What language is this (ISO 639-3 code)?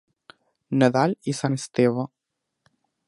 cat